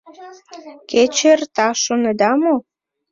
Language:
Mari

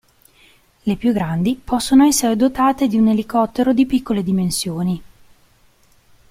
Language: Italian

